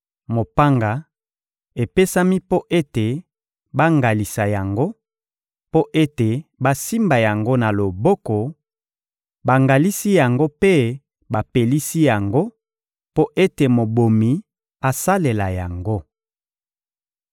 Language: Lingala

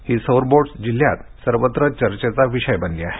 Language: Marathi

